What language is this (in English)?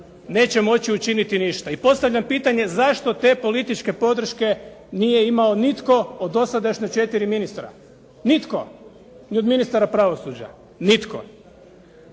Croatian